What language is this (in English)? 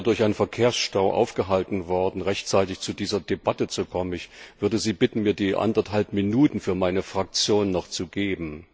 German